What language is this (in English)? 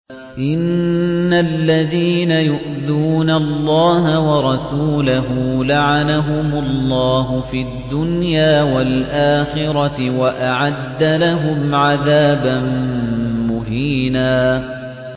Arabic